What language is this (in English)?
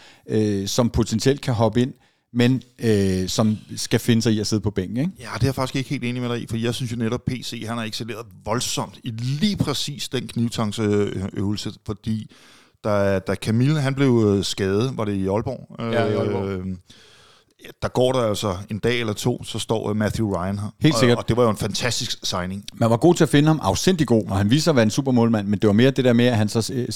Danish